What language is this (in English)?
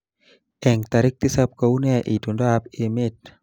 Kalenjin